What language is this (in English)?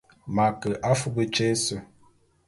Bulu